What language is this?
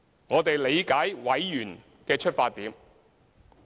Cantonese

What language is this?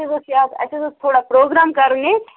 Kashmiri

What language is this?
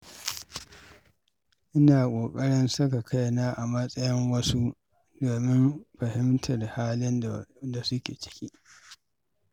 Hausa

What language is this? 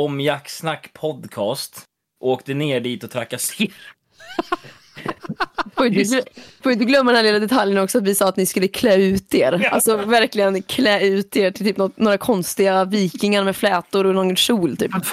Swedish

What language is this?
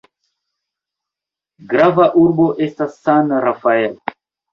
Esperanto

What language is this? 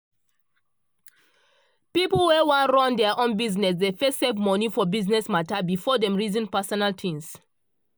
Nigerian Pidgin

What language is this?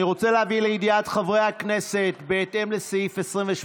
Hebrew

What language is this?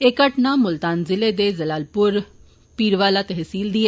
Dogri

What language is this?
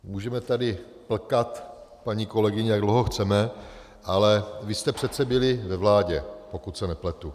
Czech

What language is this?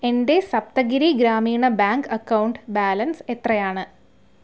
Malayalam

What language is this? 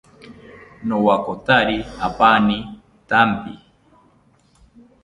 South Ucayali Ashéninka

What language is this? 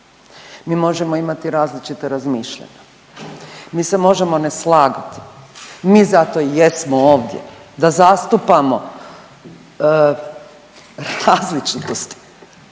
Croatian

